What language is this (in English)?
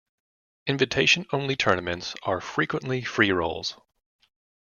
English